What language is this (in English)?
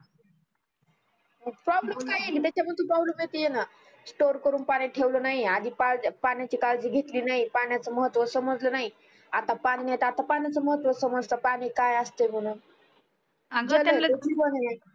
Marathi